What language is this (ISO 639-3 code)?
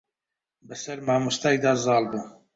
ckb